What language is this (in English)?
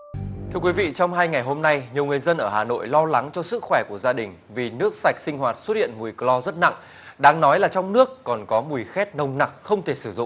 Vietnamese